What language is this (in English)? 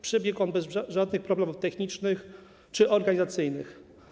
Polish